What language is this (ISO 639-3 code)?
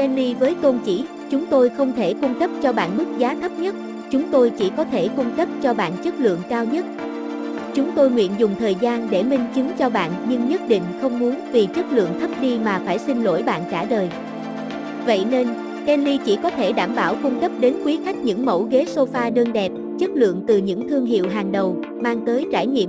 vie